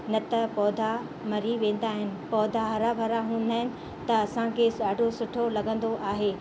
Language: Sindhi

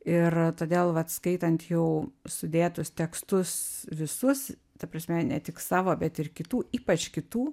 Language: Lithuanian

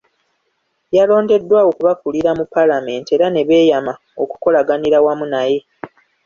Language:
Ganda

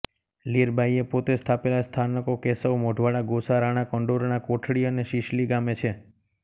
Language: Gujarati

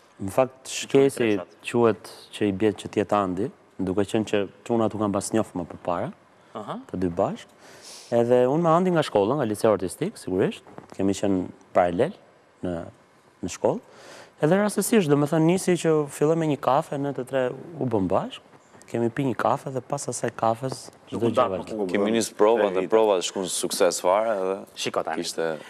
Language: Romanian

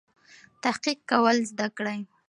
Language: Pashto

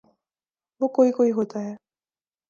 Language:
Urdu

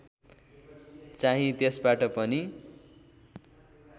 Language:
Nepali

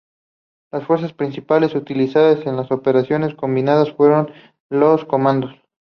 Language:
Spanish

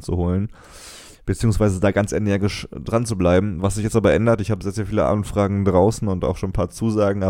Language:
German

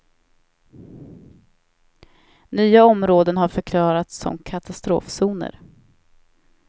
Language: Swedish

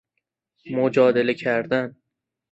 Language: Persian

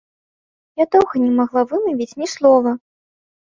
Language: Belarusian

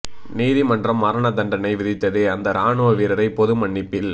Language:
Tamil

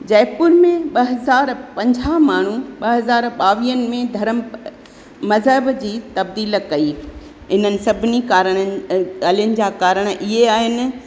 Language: Sindhi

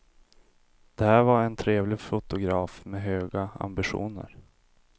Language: Swedish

